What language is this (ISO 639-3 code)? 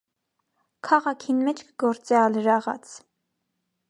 hye